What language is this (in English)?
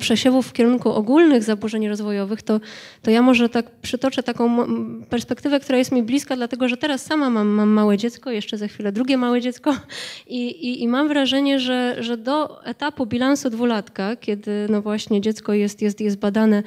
Polish